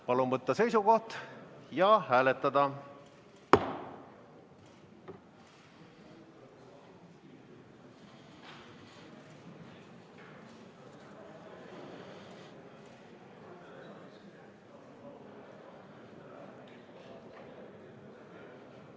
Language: Estonian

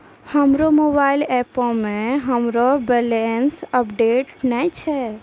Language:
Maithili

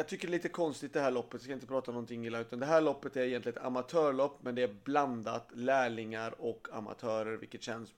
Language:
Swedish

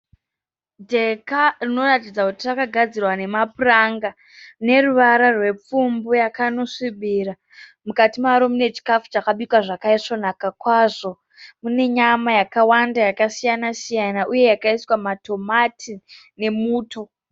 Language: Shona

